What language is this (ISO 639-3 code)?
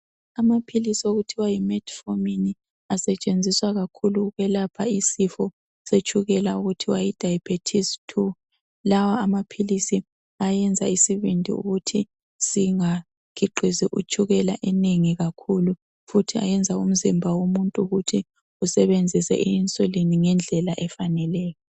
nde